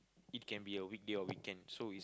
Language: English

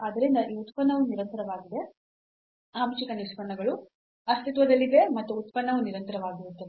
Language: Kannada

